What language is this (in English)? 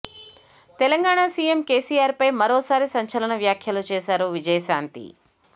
Telugu